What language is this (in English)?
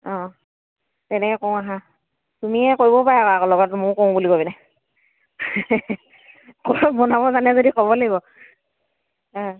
Assamese